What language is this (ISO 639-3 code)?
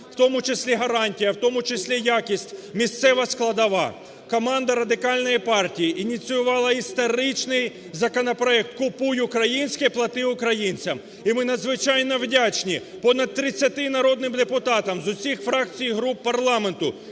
ukr